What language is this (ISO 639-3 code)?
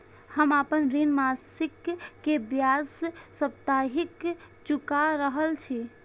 mai